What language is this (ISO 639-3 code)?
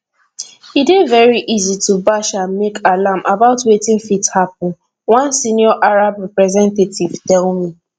pcm